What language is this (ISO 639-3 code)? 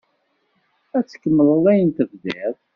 kab